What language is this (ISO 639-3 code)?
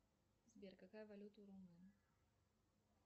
rus